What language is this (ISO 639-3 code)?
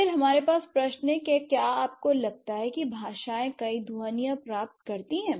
hin